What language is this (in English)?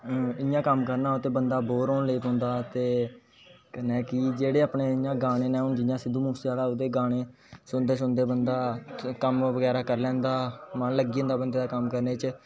Dogri